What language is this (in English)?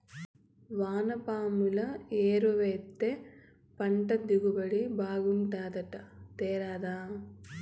Telugu